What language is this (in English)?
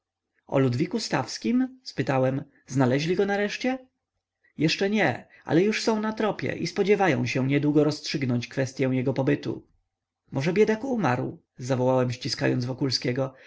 Polish